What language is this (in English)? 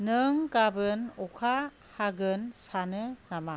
Bodo